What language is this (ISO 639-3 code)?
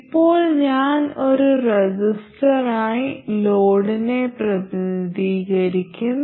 mal